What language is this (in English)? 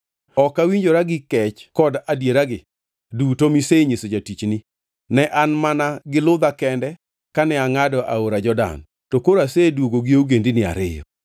Luo (Kenya and Tanzania)